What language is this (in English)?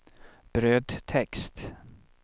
Swedish